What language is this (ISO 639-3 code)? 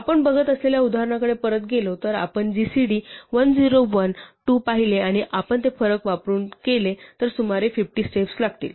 mar